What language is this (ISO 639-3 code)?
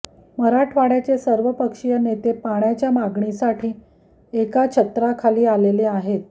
mar